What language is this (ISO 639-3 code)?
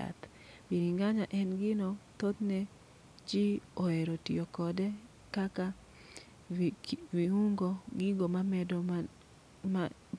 luo